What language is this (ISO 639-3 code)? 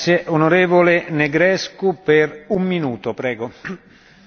ron